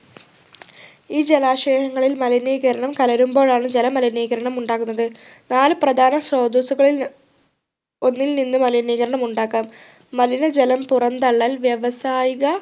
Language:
Malayalam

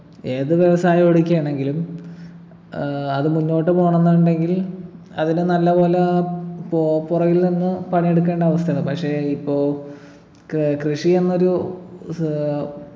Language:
Malayalam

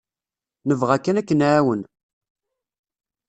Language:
Kabyle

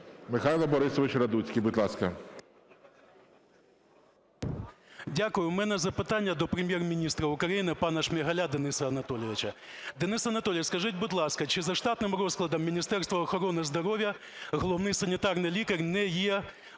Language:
Ukrainian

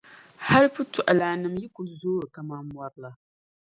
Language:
Dagbani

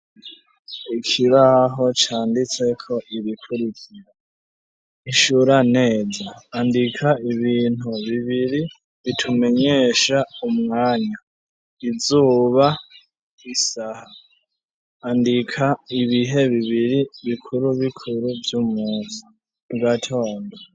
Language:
Rundi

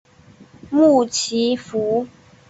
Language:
Chinese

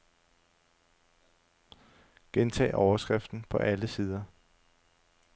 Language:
Danish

